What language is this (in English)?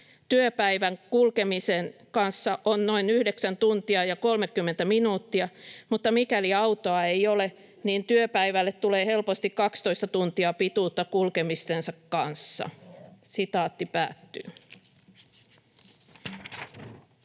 Finnish